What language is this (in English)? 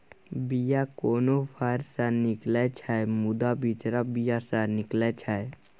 Maithili